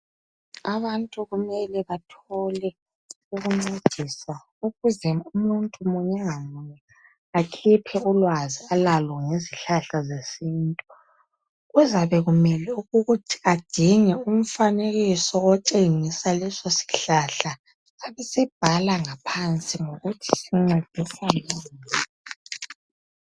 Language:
North Ndebele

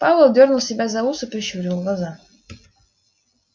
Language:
Russian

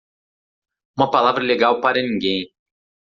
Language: Portuguese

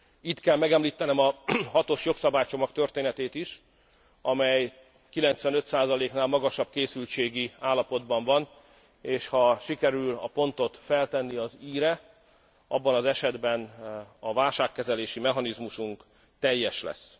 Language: Hungarian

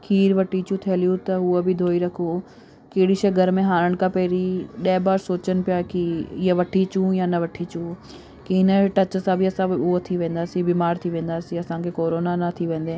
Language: Sindhi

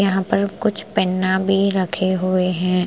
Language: Hindi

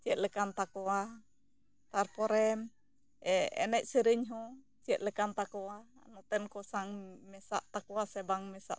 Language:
Santali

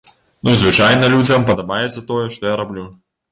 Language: Belarusian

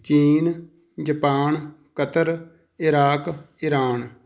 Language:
Punjabi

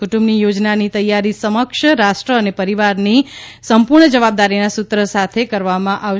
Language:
Gujarati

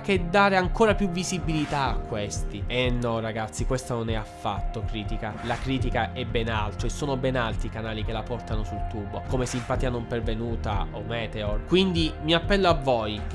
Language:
Italian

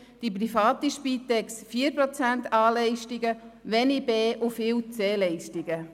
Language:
Swiss German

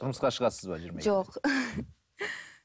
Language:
Kazakh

